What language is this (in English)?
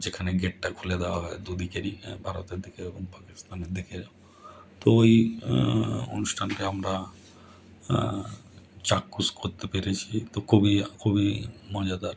Bangla